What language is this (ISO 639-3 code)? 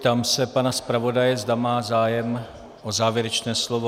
ces